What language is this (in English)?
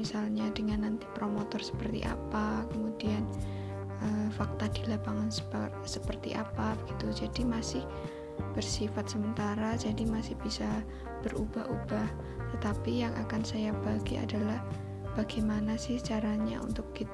Indonesian